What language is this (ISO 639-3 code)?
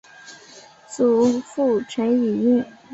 zho